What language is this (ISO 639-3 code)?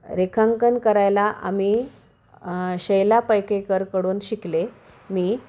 mar